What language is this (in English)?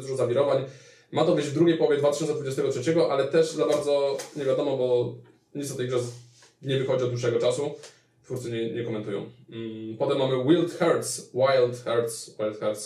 Polish